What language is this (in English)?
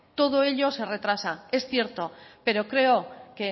Spanish